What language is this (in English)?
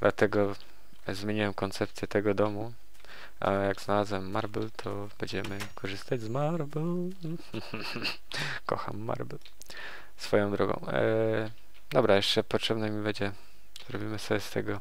Polish